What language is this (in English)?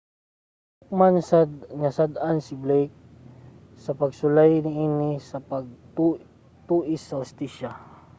Cebuano